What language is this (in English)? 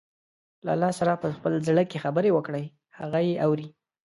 Pashto